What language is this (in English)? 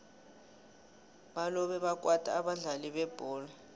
South Ndebele